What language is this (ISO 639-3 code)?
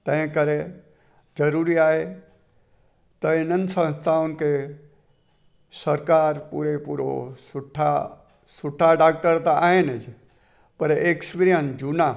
snd